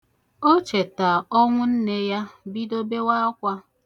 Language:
Igbo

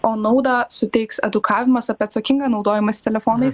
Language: Lithuanian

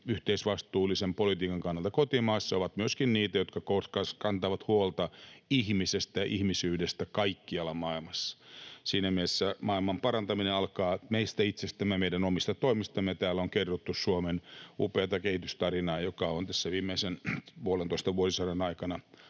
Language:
Finnish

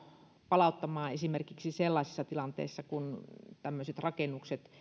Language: Finnish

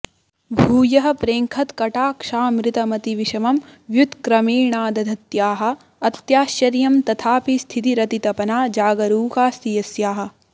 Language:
Sanskrit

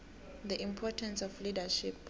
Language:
South Ndebele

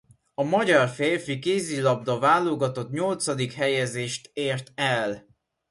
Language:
Hungarian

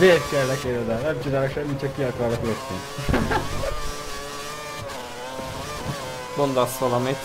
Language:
Hungarian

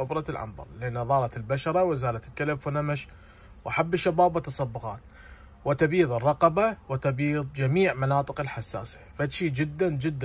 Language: Arabic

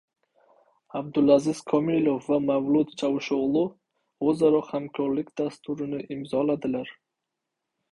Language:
Uzbek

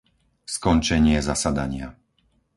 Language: Slovak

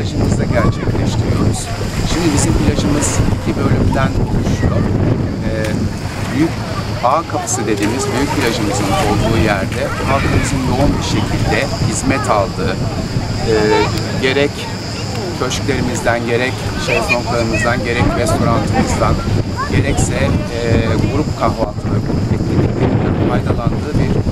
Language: Turkish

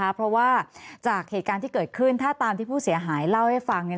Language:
Thai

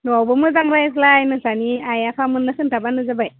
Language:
Bodo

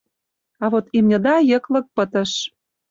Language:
Mari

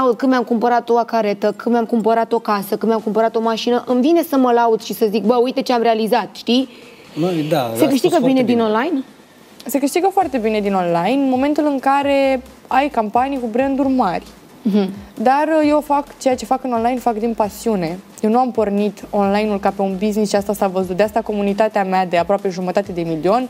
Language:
Romanian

